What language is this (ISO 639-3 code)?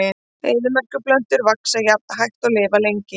isl